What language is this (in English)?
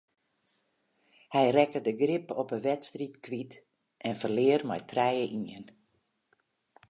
Western Frisian